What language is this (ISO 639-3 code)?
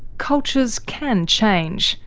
eng